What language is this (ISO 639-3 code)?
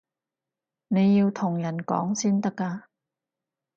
yue